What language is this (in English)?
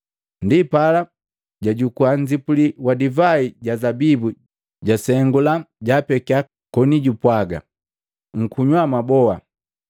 Matengo